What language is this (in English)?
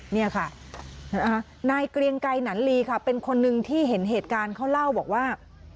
Thai